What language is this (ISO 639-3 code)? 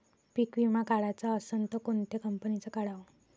mar